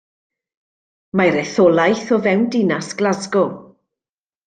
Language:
Welsh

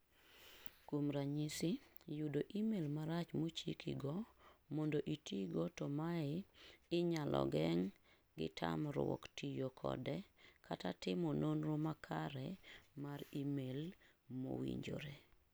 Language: Luo (Kenya and Tanzania)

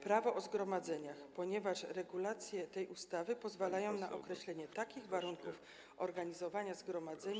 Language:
Polish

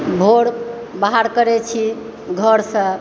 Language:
Maithili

